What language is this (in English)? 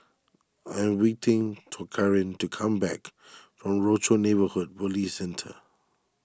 English